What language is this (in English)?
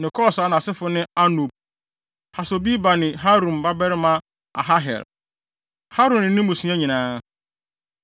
Akan